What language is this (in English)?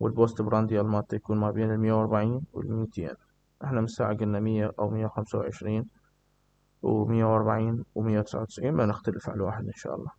Arabic